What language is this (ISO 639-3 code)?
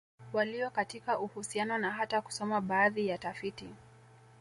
swa